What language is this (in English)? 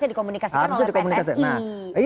Indonesian